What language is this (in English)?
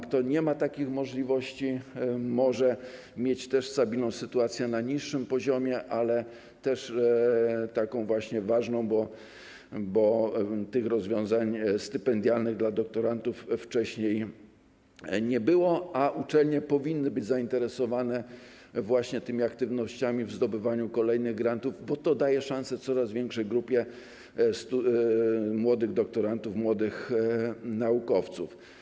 Polish